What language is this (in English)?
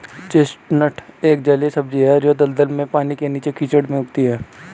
Hindi